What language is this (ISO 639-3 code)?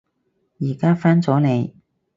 yue